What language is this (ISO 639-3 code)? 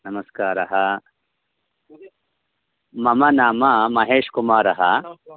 san